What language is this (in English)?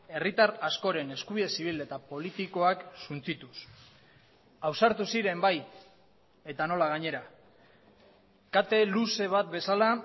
Basque